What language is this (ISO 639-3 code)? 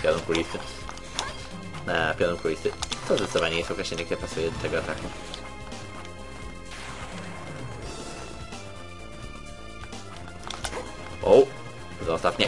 pol